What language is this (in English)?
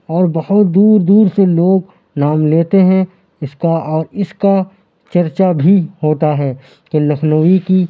Urdu